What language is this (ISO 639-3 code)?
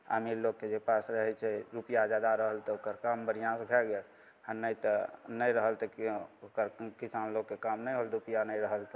mai